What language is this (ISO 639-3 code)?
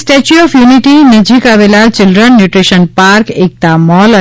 guj